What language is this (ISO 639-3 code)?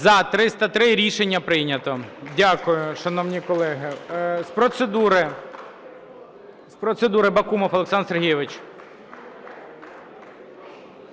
ukr